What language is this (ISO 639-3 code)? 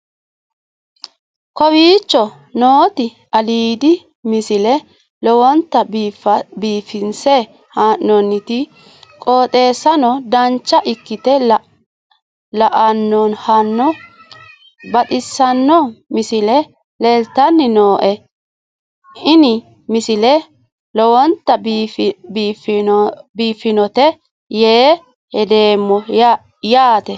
sid